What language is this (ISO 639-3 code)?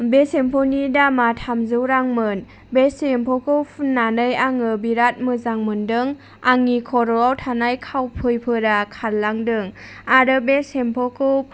brx